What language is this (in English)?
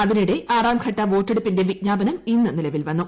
Malayalam